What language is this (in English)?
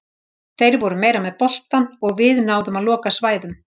Icelandic